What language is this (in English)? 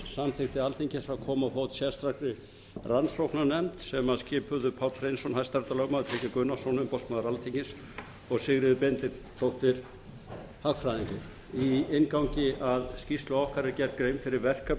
Icelandic